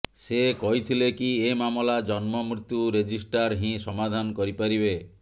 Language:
Odia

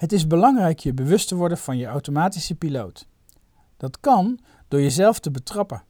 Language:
Dutch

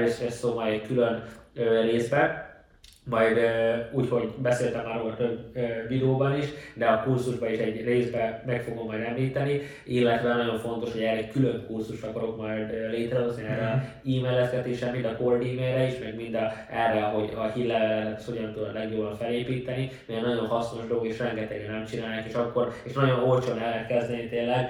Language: Hungarian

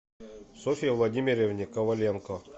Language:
Russian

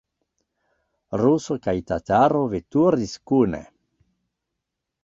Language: Esperanto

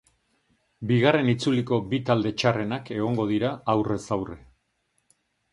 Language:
Basque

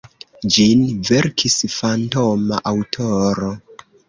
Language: Esperanto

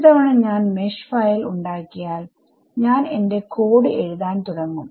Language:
Malayalam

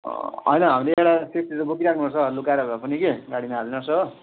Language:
Nepali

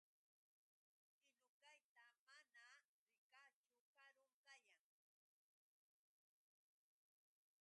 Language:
Yauyos Quechua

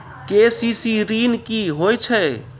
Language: Maithili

